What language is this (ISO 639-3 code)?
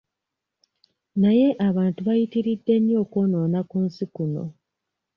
lug